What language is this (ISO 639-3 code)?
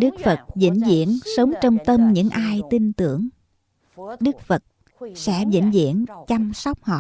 vie